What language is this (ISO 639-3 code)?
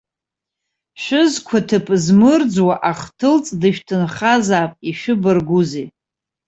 abk